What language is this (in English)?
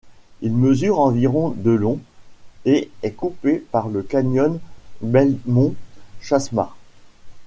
French